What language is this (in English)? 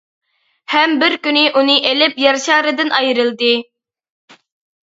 Uyghur